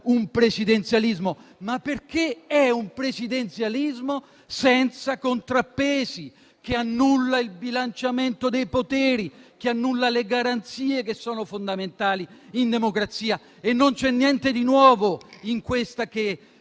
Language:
Italian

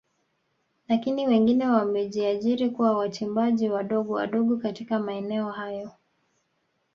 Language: Swahili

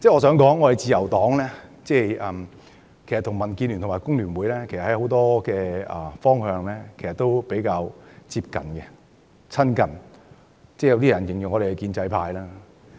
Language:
Cantonese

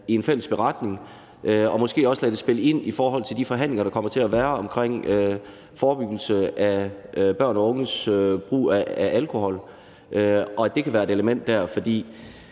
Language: Danish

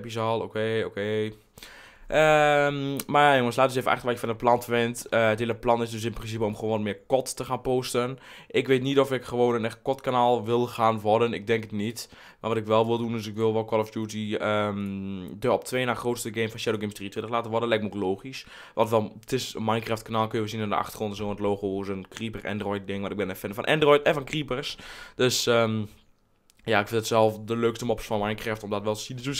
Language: Dutch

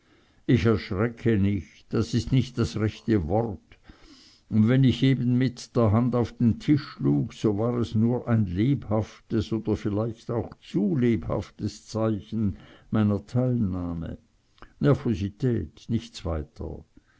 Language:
German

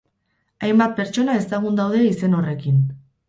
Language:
Basque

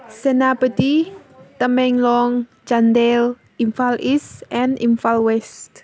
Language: Manipuri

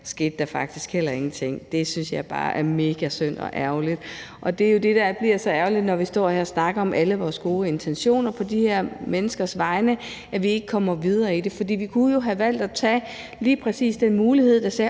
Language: Danish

